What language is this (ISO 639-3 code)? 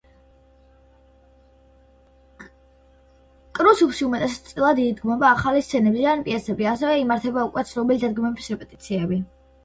kat